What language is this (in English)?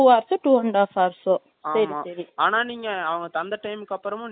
Tamil